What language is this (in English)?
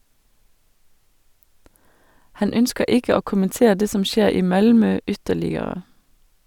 Norwegian